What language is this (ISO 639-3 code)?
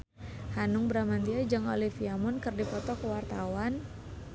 sun